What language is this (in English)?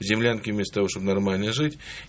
Russian